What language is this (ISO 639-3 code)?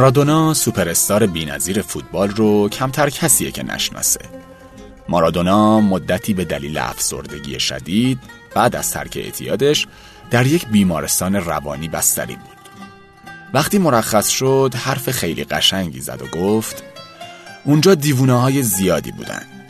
fas